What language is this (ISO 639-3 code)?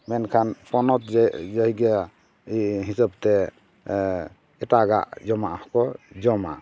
sat